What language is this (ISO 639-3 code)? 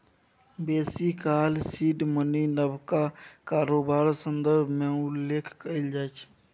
mai